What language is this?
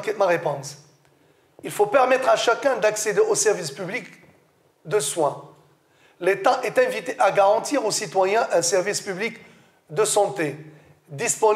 French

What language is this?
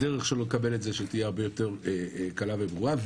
Hebrew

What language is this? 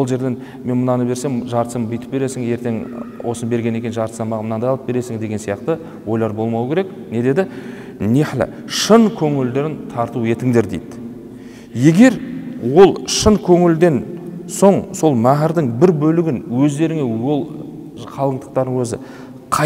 Turkish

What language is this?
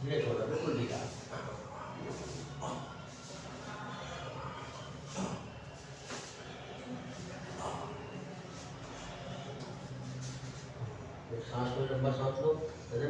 Urdu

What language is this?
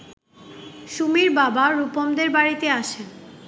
Bangla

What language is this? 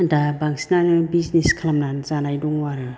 Bodo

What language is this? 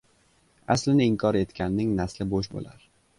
Uzbek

